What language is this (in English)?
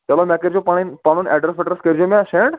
Kashmiri